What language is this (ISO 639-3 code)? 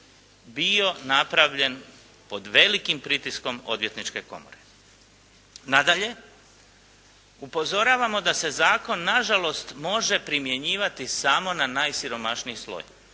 hrv